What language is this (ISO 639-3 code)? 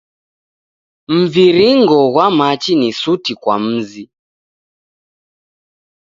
dav